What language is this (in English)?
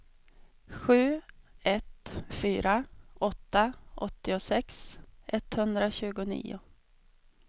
Swedish